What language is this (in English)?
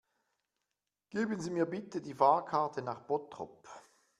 German